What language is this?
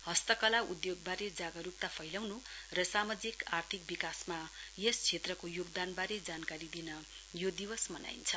Nepali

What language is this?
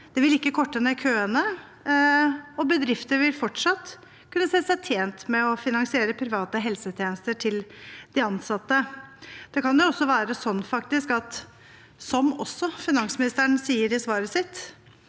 Norwegian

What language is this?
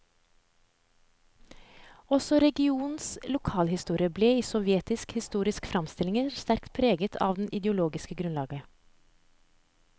Norwegian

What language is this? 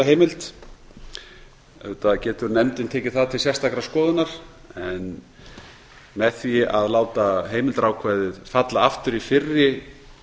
Icelandic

